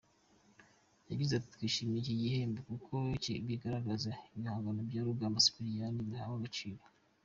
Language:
Kinyarwanda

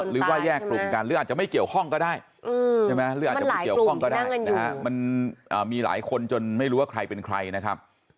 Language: Thai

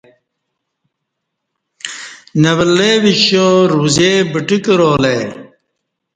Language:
Kati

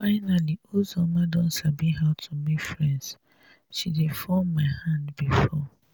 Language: Nigerian Pidgin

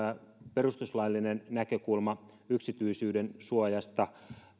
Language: Finnish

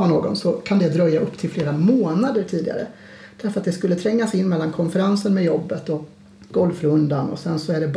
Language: Swedish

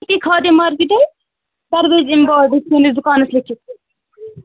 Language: Kashmiri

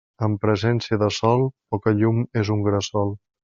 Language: Catalan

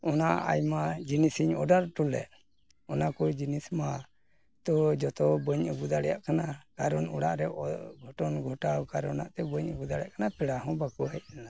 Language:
Santali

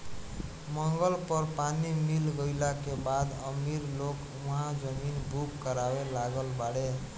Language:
Bhojpuri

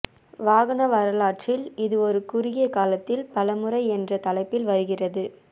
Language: Tamil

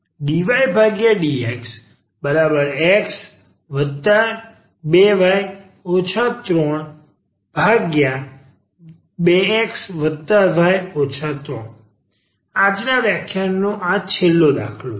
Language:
Gujarati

